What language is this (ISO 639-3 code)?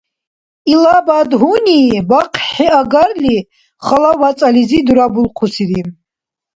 dar